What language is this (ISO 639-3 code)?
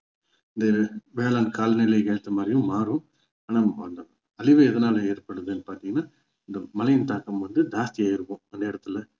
tam